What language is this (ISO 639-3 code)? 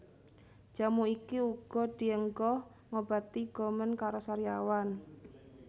jav